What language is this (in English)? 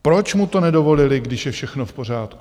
Czech